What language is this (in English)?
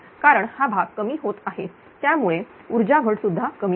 Marathi